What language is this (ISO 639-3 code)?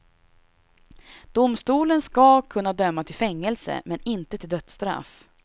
swe